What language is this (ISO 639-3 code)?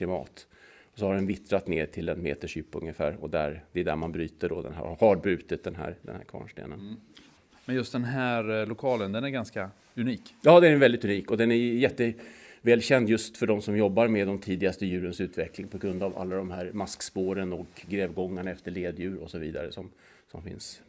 swe